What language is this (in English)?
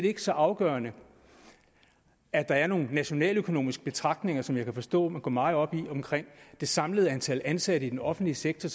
Danish